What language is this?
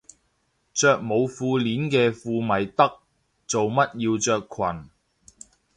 Cantonese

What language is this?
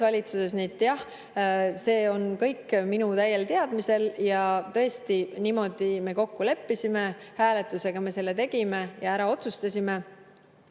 Estonian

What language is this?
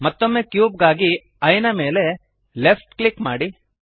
Kannada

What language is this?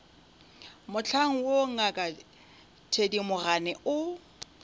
Northern Sotho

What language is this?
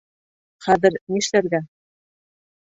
Bashkir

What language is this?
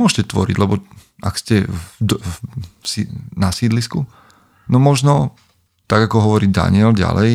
Slovak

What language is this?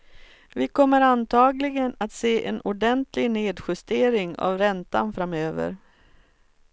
Swedish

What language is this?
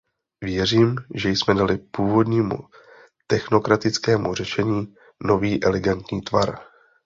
Czech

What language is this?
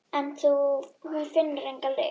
Icelandic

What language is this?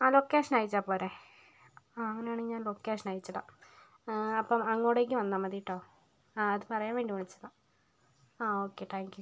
Malayalam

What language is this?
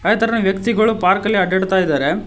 Kannada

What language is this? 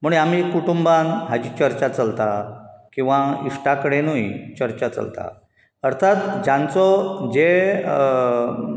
Konkani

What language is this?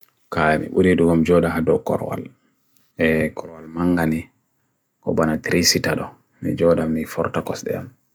Bagirmi Fulfulde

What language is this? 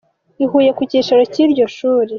Kinyarwanda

